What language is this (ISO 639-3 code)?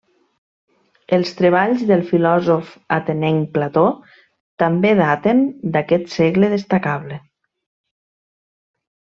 cat